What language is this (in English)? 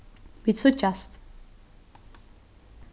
Faroese